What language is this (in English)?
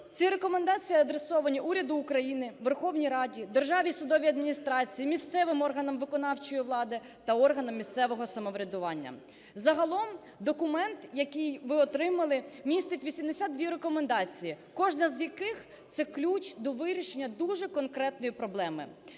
Ukrainian